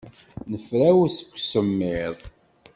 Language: Kabyle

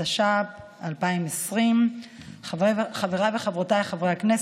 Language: Hebrew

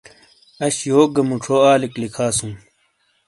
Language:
Shina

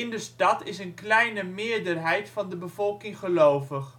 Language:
Dutch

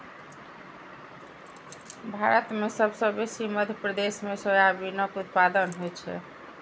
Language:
Maithili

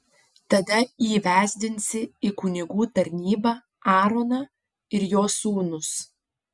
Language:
Lithuanian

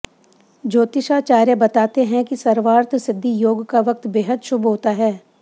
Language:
Hindi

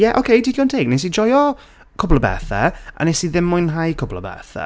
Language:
Welsh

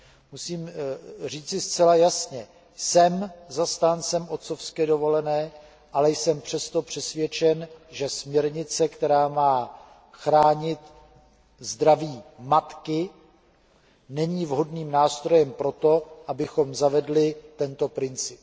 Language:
Czech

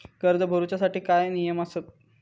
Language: Marathi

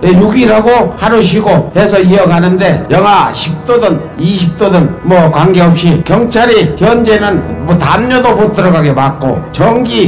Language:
Korean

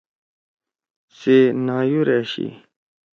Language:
Torwali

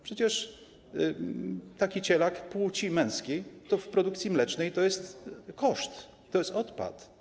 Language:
Polish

